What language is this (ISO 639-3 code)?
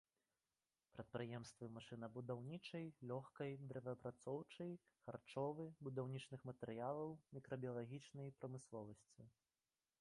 bel